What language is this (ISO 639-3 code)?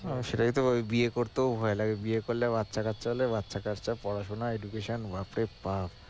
ben